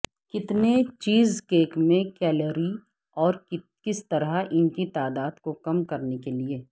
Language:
Urdu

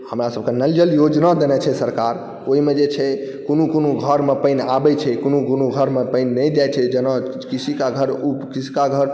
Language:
Maithili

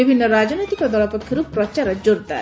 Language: Odia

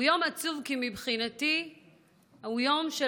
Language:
Hebrew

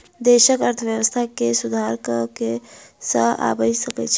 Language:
Maithili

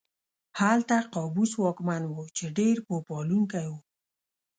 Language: Pashto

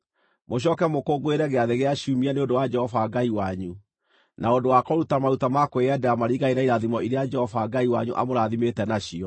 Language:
Kikuyu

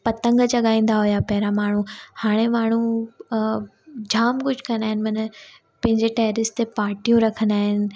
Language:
Sindhi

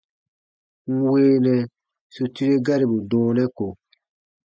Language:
Baatonum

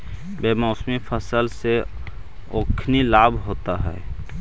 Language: Magahi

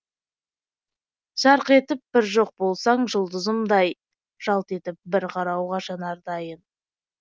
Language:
Kazakh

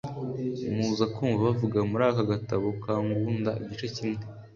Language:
Kinyarwanda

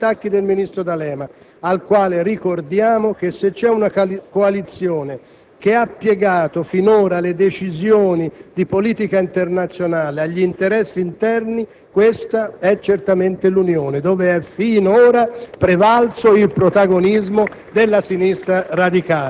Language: Italian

